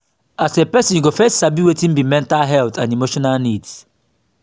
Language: Nigerian Pidgin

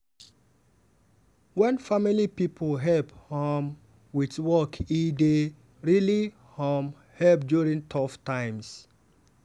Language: Nigerian Pidgin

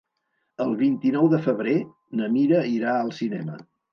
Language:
Catalan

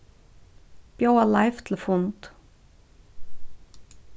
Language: Faroese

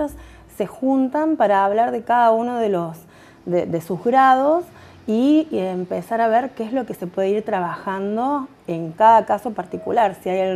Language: Spanish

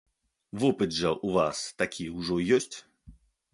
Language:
Belarusian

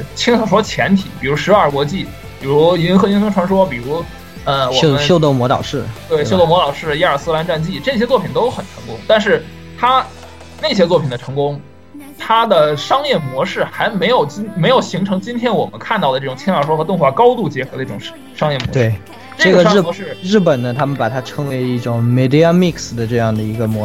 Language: Chinese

